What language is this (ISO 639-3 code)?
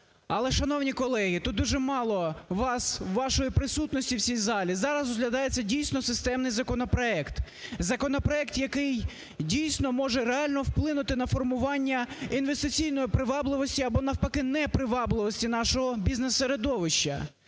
ukr